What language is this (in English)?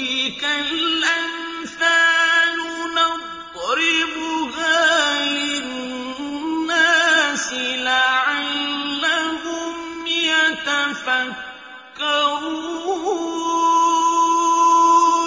Arabic